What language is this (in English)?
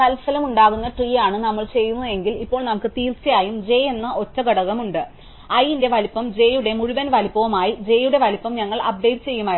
Malayalam